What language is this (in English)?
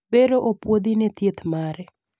Luo (Kenya and Tanzania)